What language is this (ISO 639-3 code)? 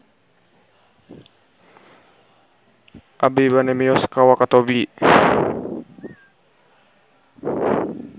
sun